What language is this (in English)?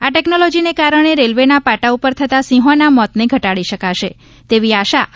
Gujarati